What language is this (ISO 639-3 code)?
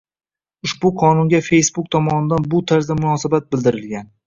uzb